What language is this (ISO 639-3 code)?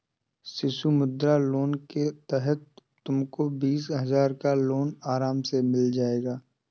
hin